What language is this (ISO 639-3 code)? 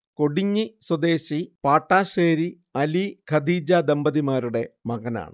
mal